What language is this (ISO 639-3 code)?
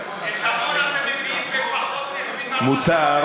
heb